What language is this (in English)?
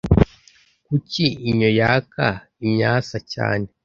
Kinyarwanda